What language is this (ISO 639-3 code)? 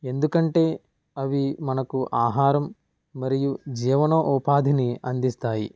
tel